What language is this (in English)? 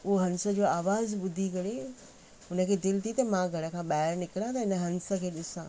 Sindhi